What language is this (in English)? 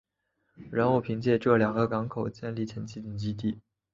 Chinese